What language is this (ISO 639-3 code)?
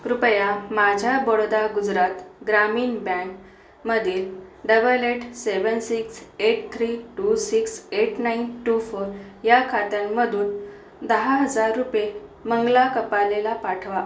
mar